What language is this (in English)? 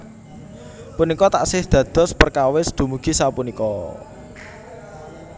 Javanese